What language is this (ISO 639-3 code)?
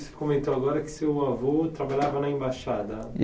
por